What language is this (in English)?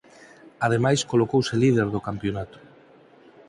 Galician